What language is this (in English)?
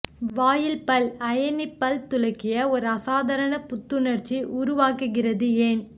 Tamil